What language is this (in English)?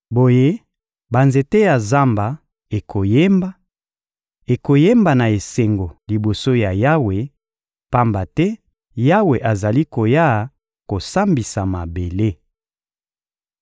Lingala